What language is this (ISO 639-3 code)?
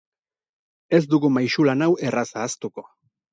eus